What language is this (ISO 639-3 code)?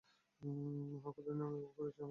ben